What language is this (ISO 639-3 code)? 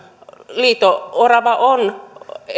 fin